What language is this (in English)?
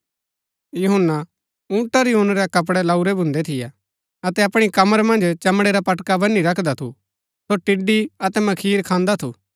Gaddi